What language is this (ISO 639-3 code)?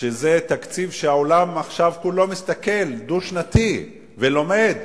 heb